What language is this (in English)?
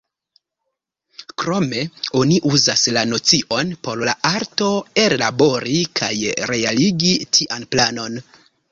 Esperanto